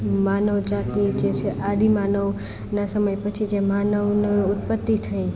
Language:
Gujarati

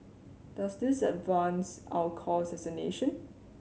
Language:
English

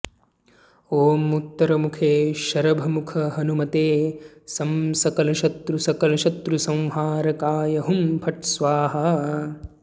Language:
Sanskrit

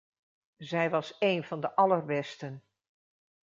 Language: Dutch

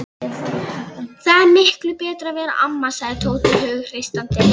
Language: Icelandic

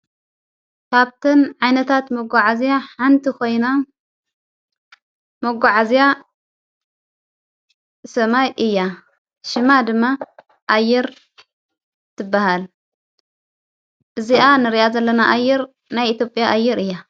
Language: Tigrinya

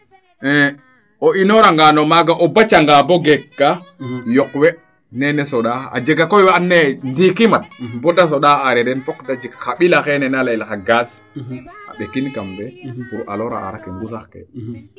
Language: Serer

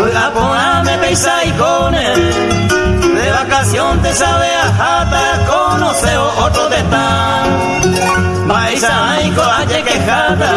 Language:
Spanish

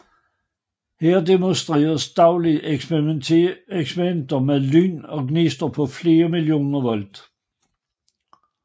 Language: Danish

